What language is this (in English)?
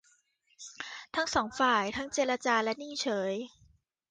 Thai